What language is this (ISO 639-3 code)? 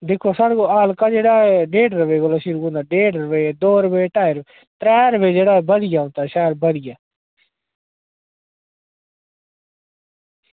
doi